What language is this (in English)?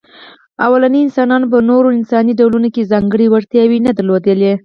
Pashto